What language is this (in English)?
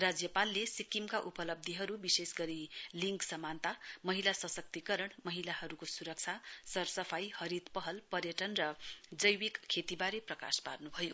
Nepali